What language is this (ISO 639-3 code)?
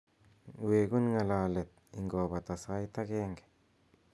kln